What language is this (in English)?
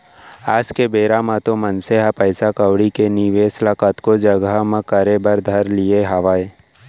Chhattisgarhi